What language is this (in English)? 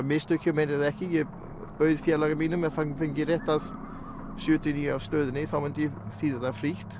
Icelandic